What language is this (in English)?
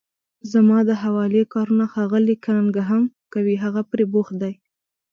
Pashto